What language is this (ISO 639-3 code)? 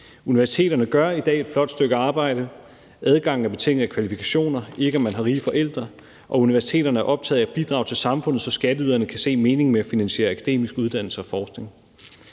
dan